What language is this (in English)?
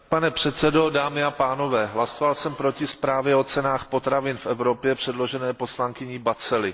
Czech